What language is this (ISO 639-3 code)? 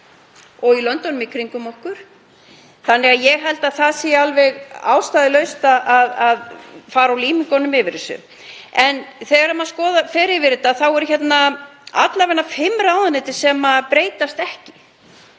isl